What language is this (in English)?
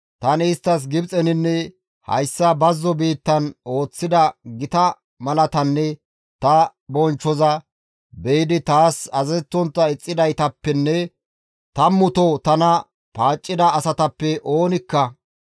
Gamo